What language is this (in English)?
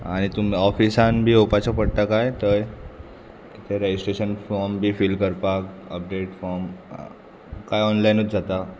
Konkani